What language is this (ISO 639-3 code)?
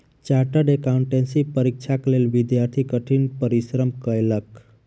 mai